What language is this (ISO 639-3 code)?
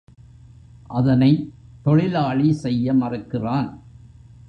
tam